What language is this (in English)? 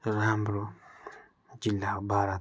Nepali